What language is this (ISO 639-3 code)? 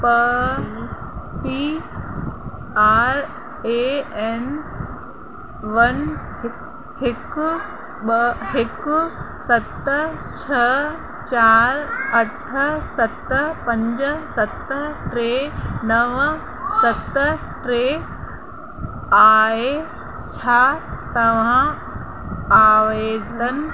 snd